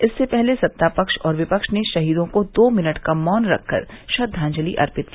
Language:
Hindi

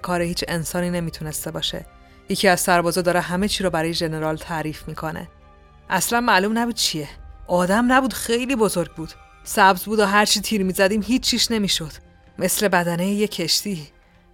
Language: Persian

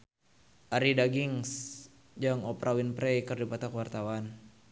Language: Sundanese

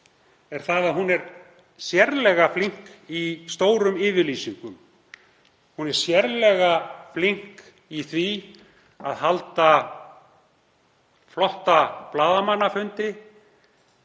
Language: Icelandic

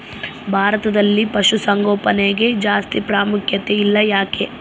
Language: Kannada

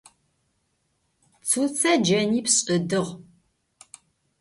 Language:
Adyghe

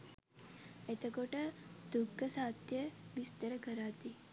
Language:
Sinhala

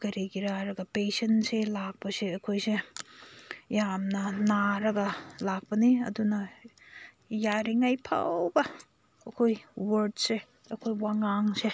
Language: Manipuri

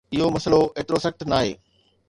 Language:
Sindhi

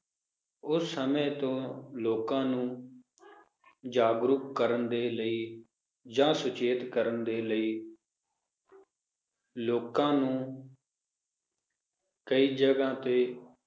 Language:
Punjabi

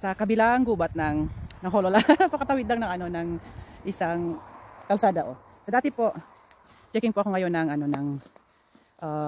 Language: Filipino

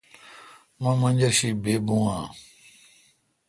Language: Kalkoti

